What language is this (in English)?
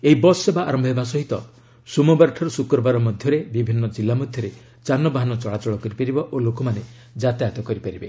Odia